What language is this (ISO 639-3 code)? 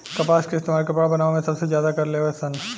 bho